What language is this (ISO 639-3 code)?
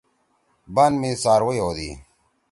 trw